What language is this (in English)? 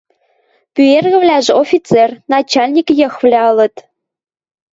Western Mari